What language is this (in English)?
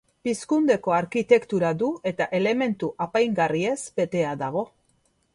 Basque